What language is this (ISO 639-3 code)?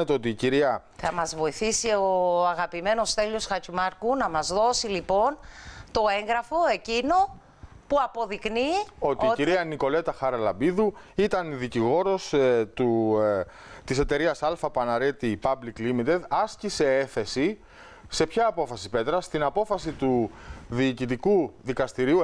ell